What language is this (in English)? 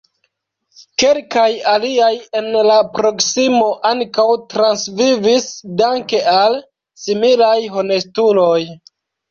Esperanto